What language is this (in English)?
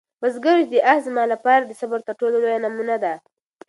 Pashto